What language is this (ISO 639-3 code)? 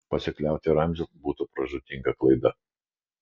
lit